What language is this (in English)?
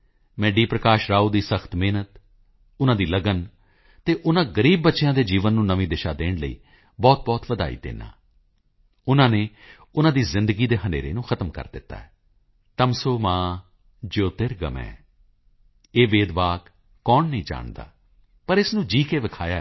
Punjabi